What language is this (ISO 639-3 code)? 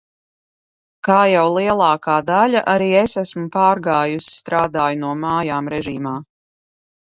lav